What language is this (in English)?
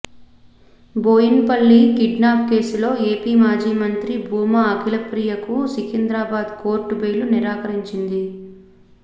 Telugu